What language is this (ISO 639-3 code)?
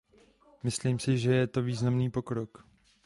ces